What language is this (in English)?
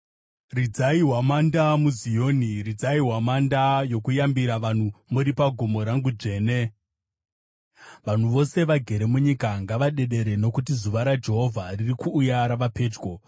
Shona